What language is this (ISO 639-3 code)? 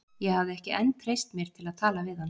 isl